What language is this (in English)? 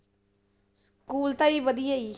Punjabi